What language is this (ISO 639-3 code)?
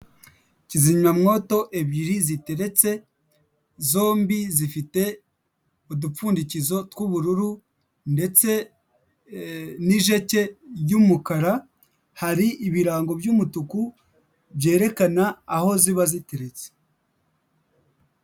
kin